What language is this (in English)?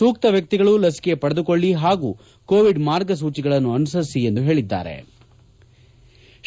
Kannada